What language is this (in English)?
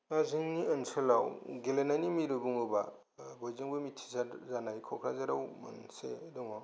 Bodo